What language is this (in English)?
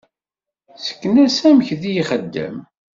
Kabyle